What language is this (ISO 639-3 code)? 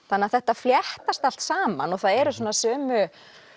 isl